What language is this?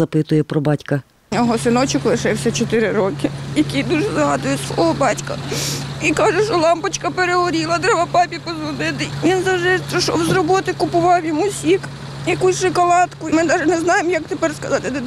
Ukrainian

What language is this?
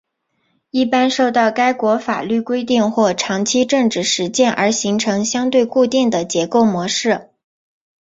Chinese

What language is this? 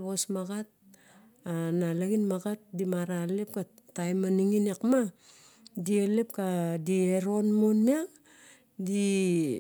Barok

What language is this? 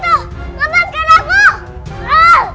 Indonesian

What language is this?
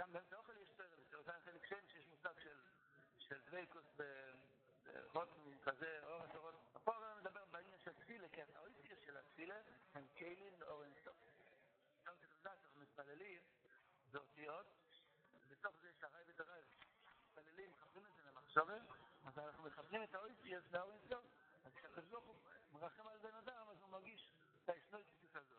Hebrew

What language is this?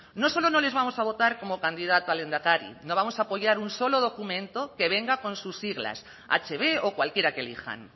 Spanish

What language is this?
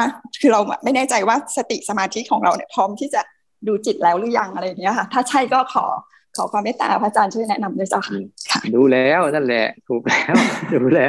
Thai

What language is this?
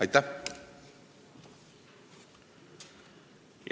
Estonian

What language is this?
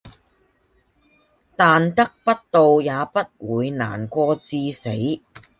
Cantonese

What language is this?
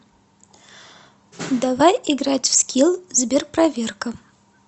Russian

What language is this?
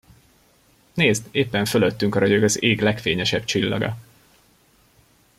Hungarian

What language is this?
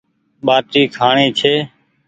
Goaria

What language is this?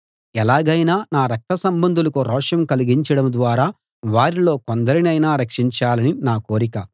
Telugu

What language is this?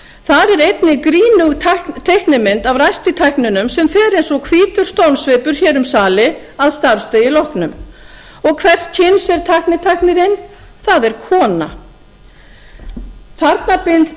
Icelandic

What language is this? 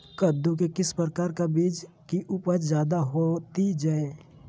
Magahi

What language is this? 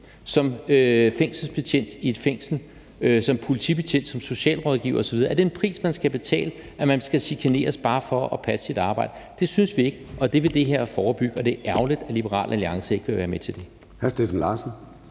Danish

